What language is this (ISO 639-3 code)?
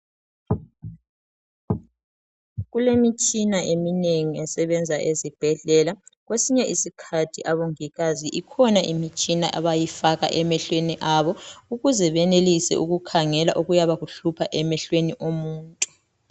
nde